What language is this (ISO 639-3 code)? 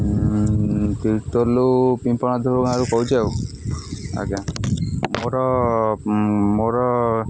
ori